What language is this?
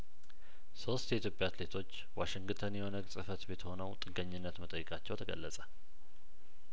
Amharic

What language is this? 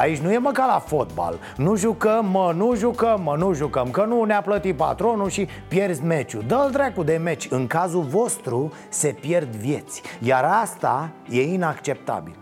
Romanian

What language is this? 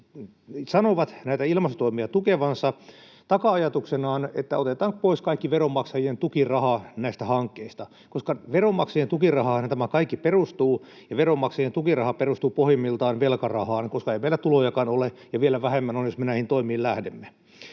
Finnish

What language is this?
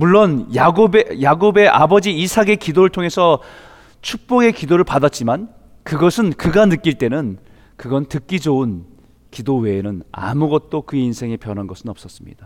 Korean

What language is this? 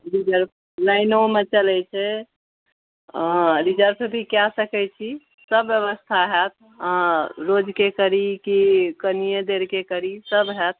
Maithili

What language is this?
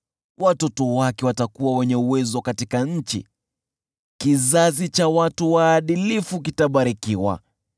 Swahili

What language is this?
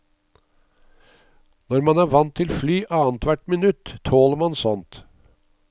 Norwegian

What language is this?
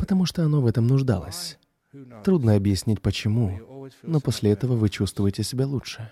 Russian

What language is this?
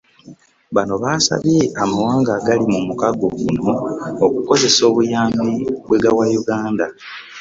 Ganda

